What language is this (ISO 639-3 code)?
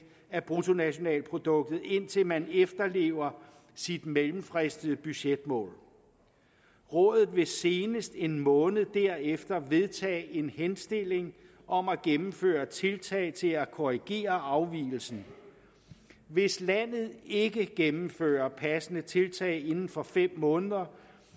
dan